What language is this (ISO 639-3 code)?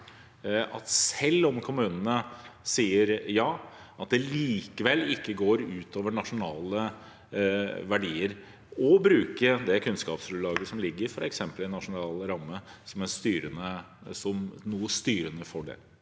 nor